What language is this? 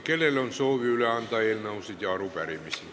Estonian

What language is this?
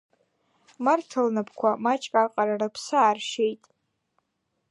Abkhazian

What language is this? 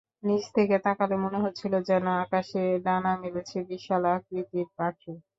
Bangla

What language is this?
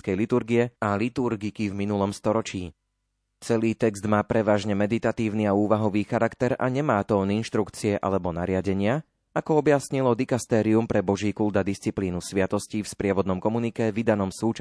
Slovak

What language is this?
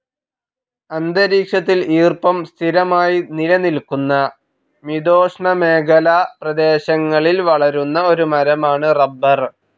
Malayalam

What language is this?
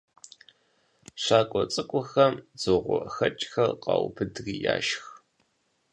Kabardian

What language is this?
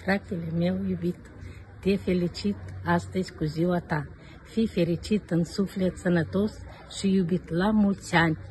Romanian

